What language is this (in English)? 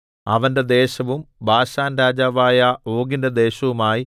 Malayalam